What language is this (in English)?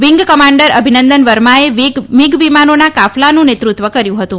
Gujarati